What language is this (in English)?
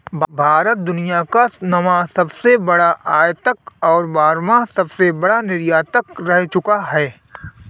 Hindi